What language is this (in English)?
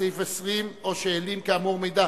Hebrew